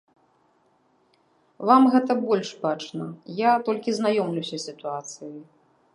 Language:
Belarusian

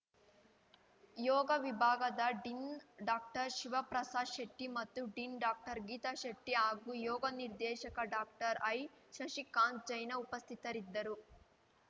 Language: Kannada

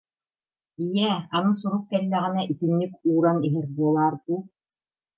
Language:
Yakut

